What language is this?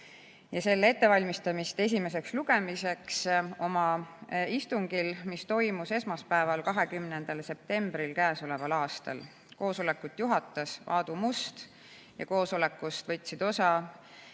Estonian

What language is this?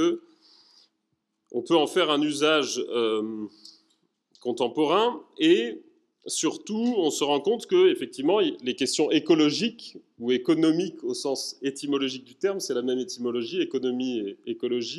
French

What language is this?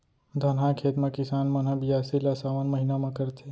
Chhattisgarhi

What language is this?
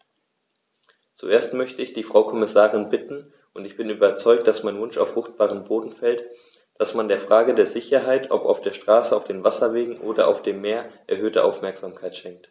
German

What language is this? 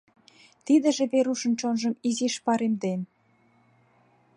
Mari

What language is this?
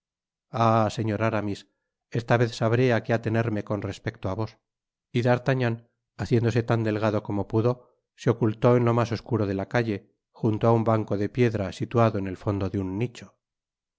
Spanish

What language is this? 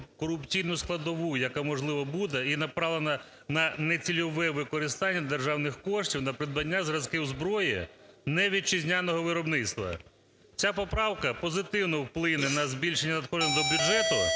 Ukrainian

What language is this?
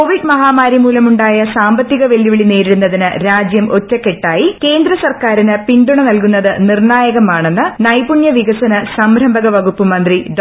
Malayalam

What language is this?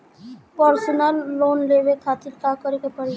Bhojpuri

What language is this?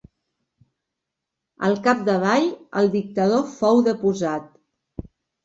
Catalan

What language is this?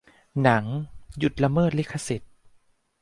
Thai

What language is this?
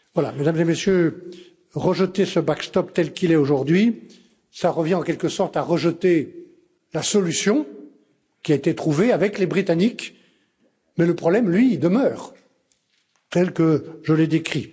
French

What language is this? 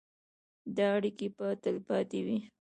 Pashto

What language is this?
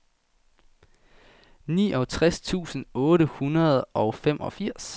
Danish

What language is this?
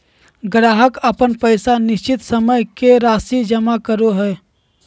Magahi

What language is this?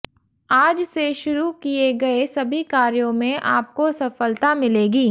Hindi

